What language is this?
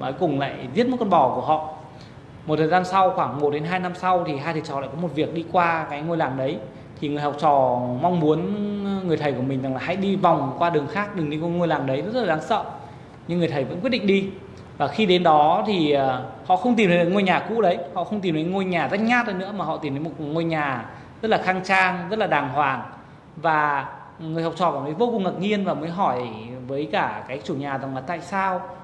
Vietnamese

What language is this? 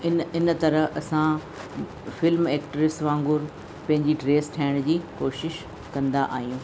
Sindhi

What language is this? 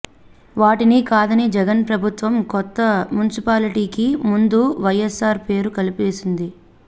Telugu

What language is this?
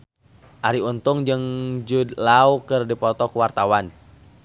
Sundanese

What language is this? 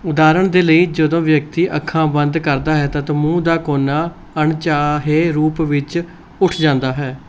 Punjabi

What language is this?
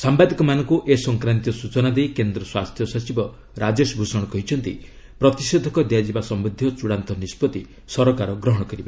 Odia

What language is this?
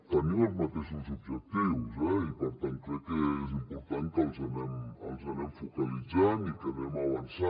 Catalan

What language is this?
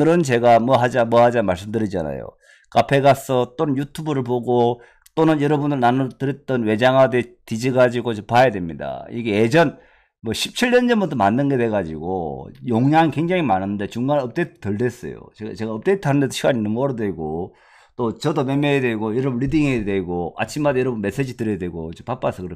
Korean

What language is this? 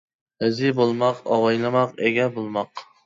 Uyghur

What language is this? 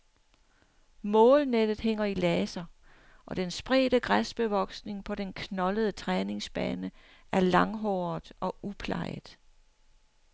Danish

